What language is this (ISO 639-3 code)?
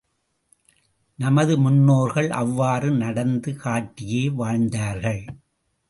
tam